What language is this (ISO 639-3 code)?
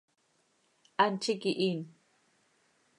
sei